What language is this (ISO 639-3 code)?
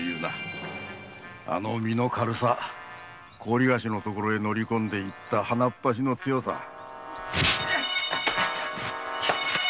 jpn